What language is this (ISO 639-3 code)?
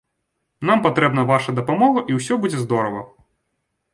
bel